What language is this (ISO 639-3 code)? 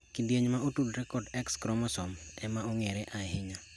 luo